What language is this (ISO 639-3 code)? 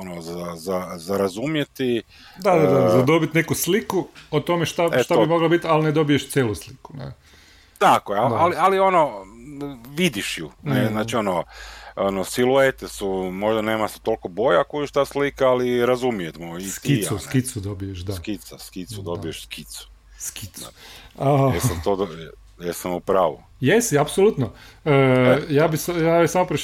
hrv